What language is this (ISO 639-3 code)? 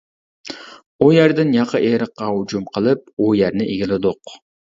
uig